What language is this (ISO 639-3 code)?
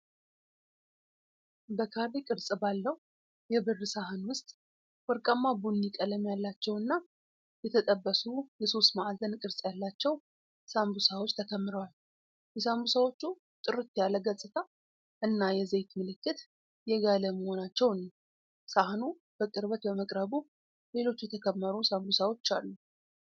amh